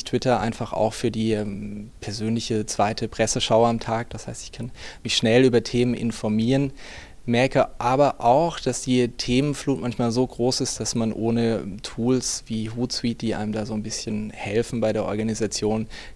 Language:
German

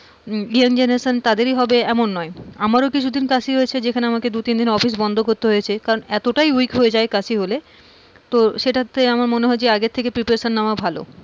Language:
Bangla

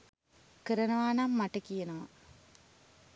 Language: Sinhala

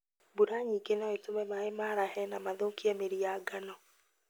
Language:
Kikuyu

